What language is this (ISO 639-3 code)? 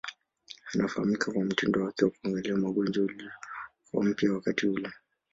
swa